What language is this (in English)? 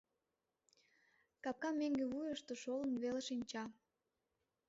Mari